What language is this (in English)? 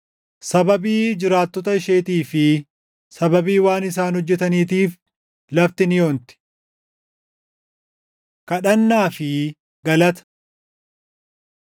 Oromo